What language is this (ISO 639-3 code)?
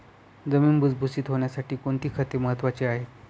mar